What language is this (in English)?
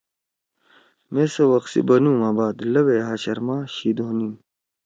Torwali